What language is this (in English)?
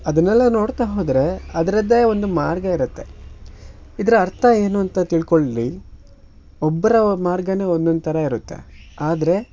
Kannada